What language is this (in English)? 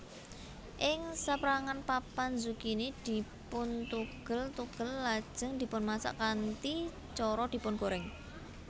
Javanese